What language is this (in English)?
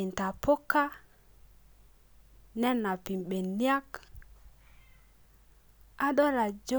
Masai